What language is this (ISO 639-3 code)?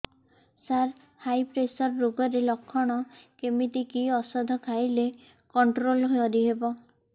ori